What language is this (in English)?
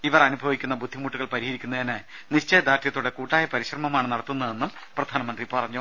Malayalam